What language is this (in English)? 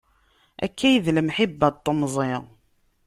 Kabyle